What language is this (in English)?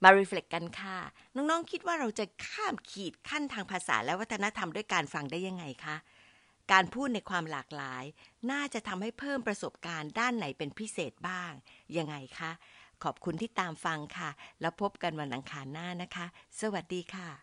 Thai